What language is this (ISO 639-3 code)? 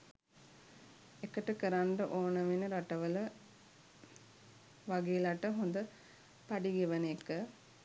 sin